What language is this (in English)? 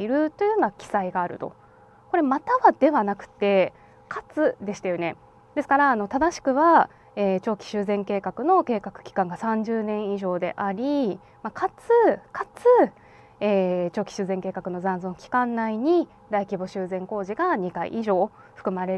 Japanese